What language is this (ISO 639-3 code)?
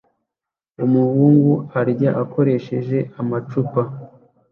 kin